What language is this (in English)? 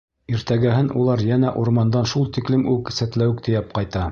Bashkir